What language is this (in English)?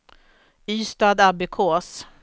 Swedish